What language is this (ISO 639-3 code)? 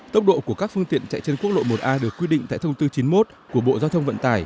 vie